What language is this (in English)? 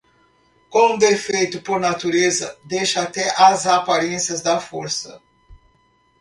Portuguese